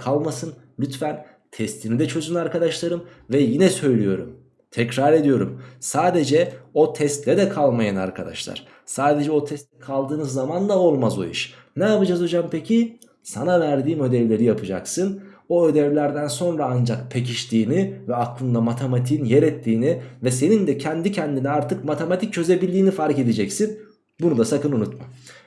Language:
Turkish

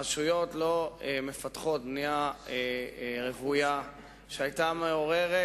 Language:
Hebrew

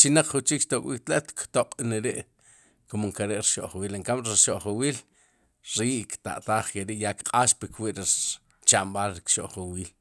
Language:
Sipacapense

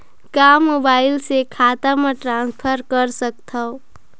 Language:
Chhattisgarhi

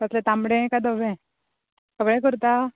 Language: Konkani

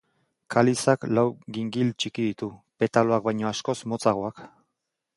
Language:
Basque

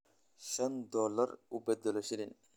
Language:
Somali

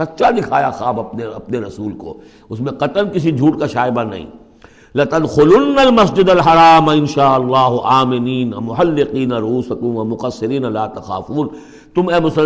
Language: Urdu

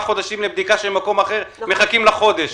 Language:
Hebrew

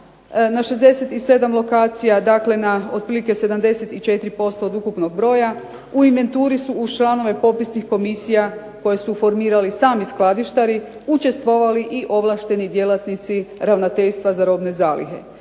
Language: Croatian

